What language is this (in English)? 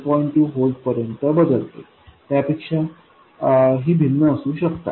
Marathi